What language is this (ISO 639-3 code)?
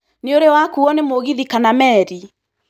kik